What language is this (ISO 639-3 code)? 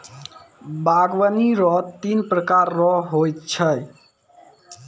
mai